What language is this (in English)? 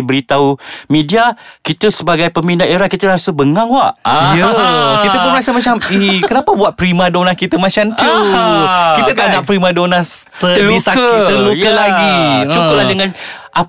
Malay